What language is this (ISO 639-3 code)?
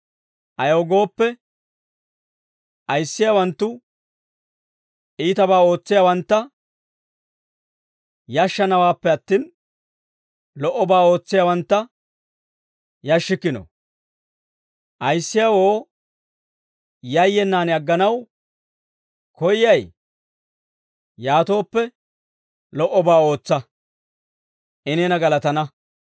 dwr